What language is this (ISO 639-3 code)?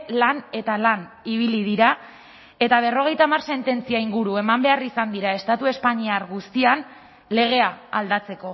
eus